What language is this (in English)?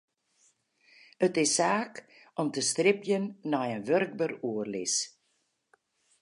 Western Frisian